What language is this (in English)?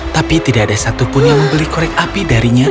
Indonesian